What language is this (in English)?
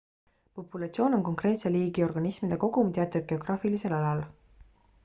Estonian